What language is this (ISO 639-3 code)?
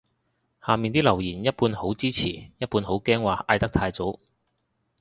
yue